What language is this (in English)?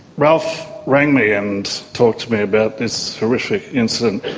English